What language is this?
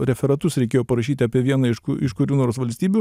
Lithuanian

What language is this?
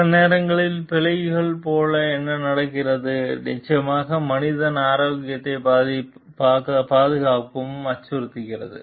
Tamil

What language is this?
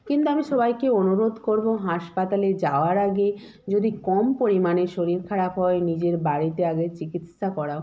Bangla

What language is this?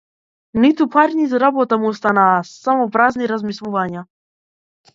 Macedonian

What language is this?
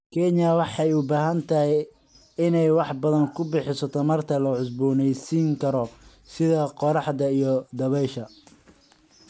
Somali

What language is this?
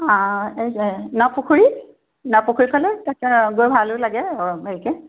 Assamese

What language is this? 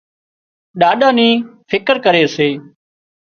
Wadiyara Koli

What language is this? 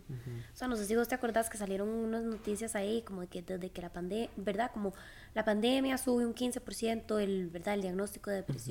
Spanish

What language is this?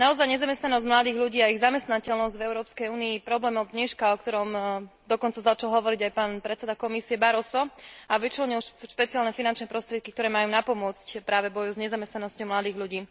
Slovak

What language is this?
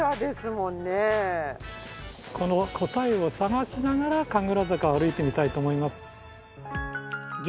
Japanese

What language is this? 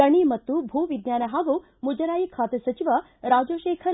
Kannada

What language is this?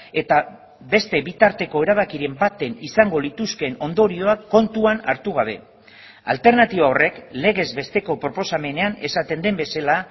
Basque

